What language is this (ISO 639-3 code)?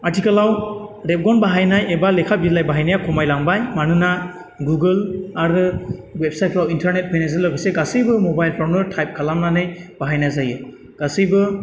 brx